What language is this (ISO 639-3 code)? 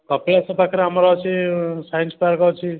ori